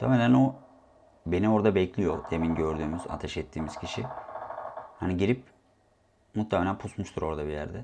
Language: Turkish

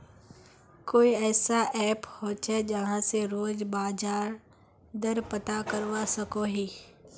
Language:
Magahi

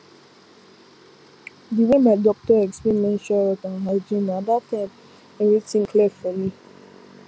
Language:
Nigerian Pidgin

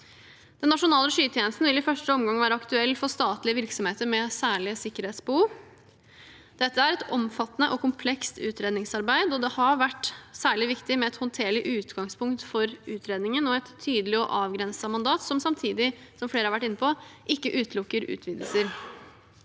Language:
Norwegian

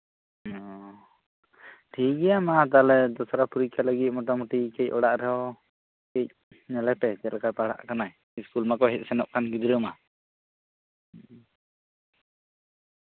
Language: Santali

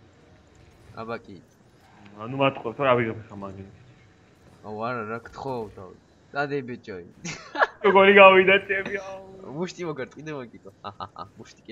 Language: English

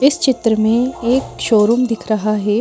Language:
Hindi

